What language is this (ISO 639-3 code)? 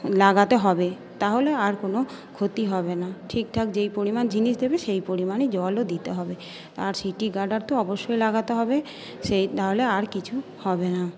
ben